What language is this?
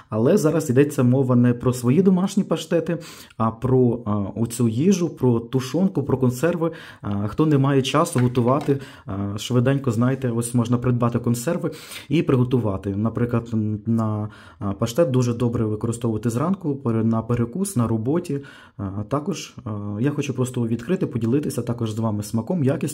Ukrainian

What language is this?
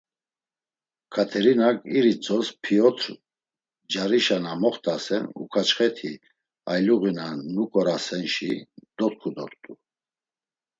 Laz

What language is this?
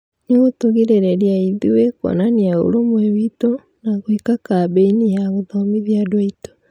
Kikuyu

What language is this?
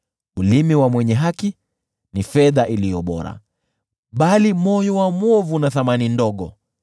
Swahili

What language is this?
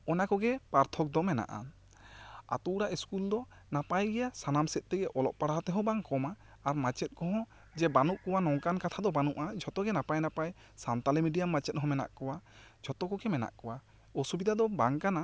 Santali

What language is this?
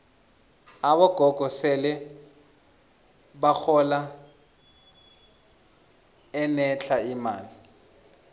South Ndebele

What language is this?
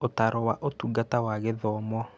Kikuyu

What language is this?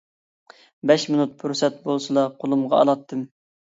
Uyghur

